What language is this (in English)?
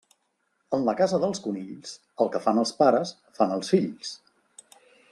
Catalan